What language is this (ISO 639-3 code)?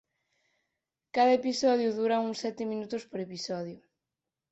glg